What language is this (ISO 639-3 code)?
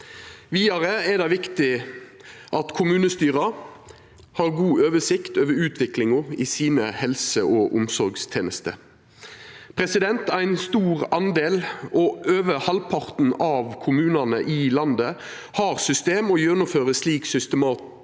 nor